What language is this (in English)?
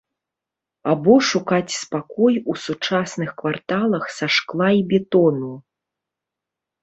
Belarusian